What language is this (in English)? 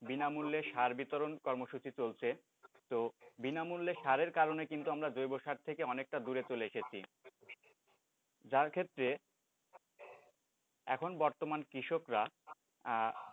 Bangla